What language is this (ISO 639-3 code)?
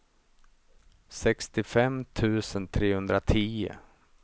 swe